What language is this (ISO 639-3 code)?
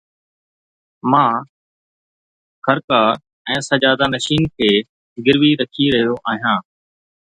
snd